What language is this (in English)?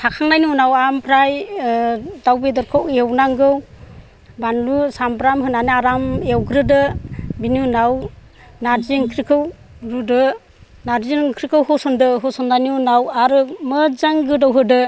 Bodo